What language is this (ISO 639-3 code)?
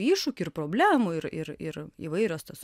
lit